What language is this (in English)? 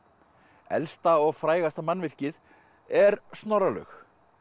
Icelandic